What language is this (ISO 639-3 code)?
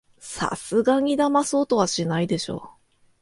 jpn